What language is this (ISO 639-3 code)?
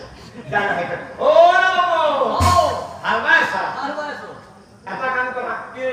ben